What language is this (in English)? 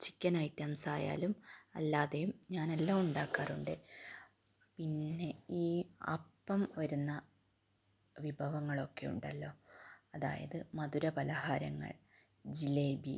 Malayalam